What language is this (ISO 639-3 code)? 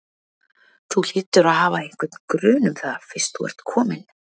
isl